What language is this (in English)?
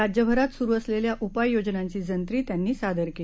Marathi